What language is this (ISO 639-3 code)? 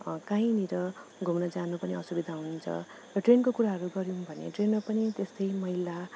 nep